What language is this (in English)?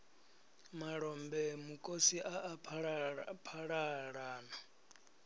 Venda